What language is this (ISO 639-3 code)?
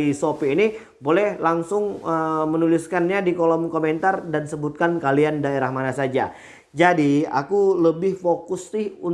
ind